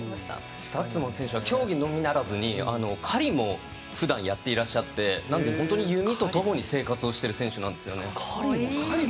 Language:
Japanese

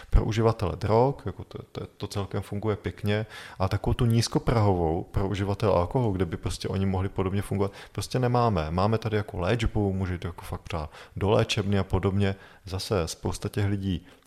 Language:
Czech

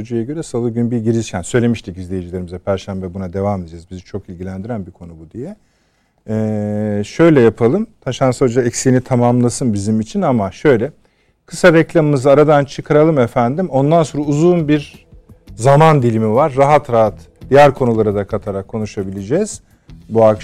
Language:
Turkish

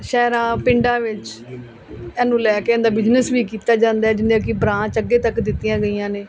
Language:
Punjabi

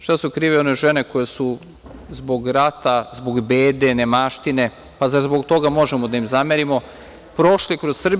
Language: Serbian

